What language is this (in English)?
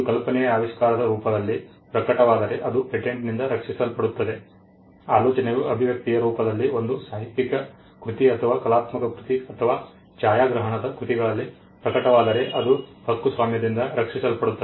Kannada